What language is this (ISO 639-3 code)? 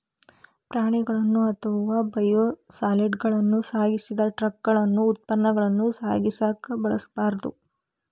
kan